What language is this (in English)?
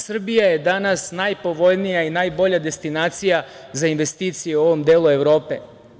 Serbian